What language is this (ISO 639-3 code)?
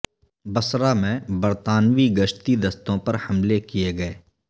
urd